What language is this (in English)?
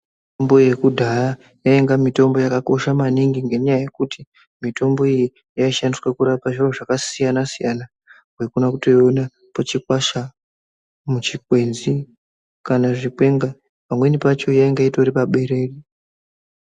Ndau